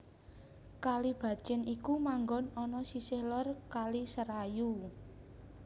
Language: Javanese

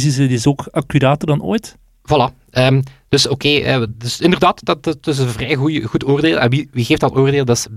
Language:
Dutch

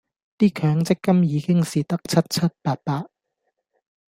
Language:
Cantonese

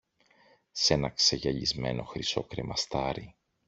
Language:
Greek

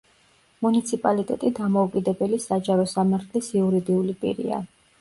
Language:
Georgian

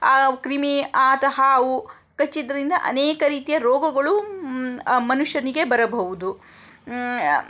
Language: Kannada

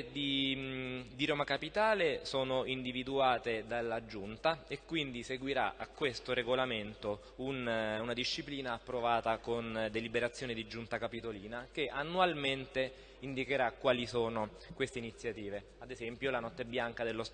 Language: Italian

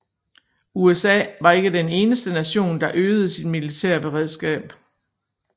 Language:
Danish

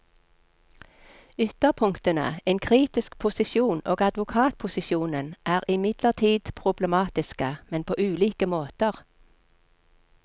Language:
Norwegian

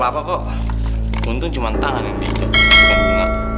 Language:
Indonesian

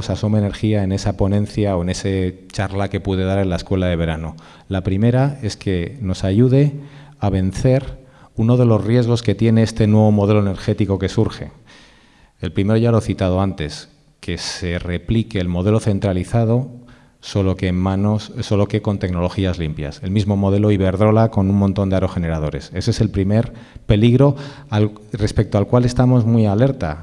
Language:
Spanish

